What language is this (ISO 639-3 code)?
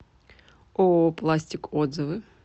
rus